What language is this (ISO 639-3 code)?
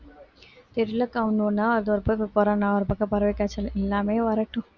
tam